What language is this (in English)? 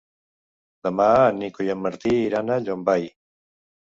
Catalan